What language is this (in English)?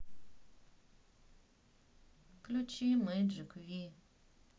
Russian